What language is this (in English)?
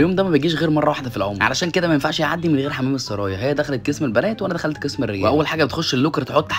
Arabic